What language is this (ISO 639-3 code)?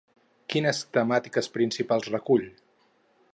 cat